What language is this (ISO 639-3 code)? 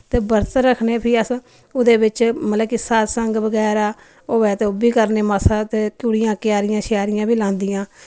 doi